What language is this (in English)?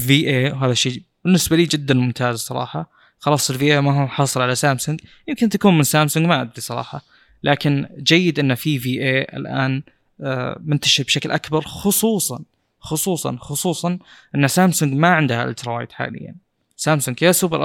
Arabic